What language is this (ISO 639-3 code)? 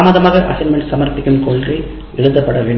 tam